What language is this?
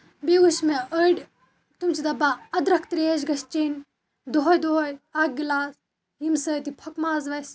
Kashmiri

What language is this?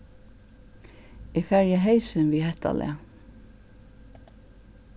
Faroese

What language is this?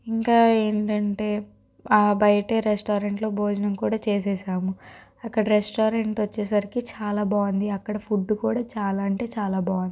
Telugu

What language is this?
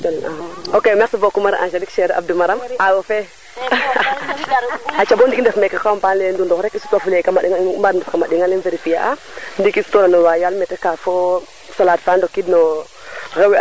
Serer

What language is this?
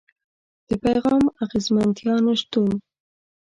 Pashto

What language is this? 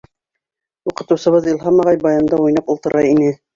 Bashkir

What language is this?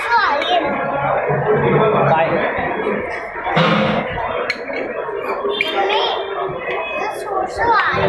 Arabic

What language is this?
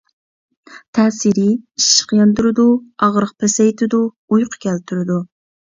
Uyghur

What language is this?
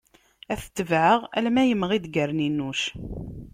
Kabyle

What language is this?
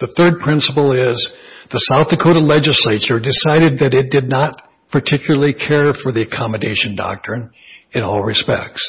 English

